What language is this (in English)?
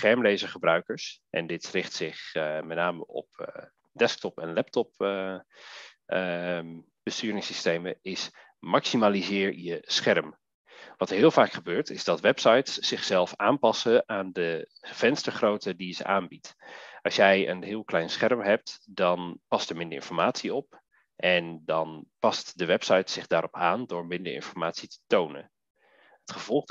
Dutch